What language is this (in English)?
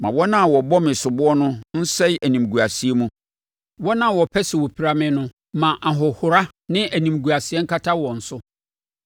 Akan